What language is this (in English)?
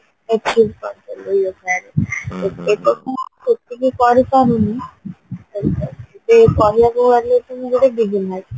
Odia